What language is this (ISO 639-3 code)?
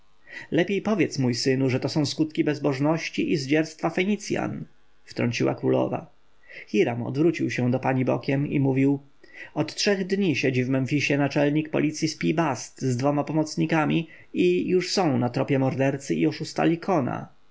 pol